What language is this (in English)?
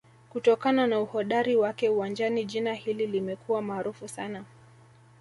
Swahili